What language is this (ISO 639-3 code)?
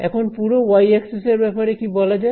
ben